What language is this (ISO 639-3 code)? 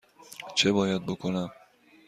fas